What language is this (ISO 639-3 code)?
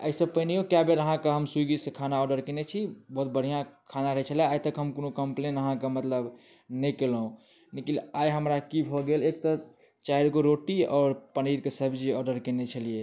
mai